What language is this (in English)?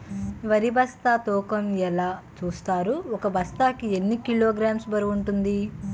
Telugu